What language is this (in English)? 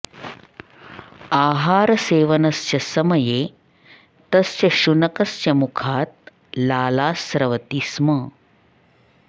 Sanskrit